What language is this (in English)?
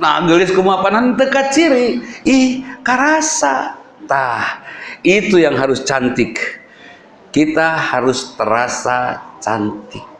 Indonesian